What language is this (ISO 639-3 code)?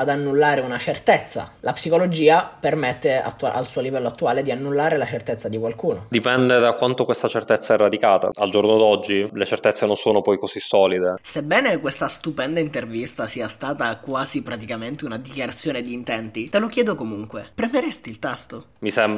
ita